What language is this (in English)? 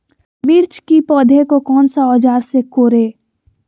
Magahi